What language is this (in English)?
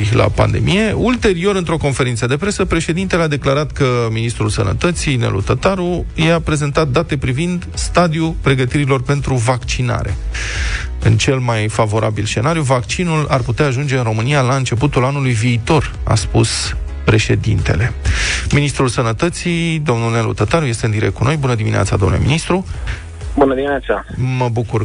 Romanian